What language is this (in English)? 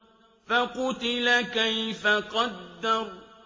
Arabic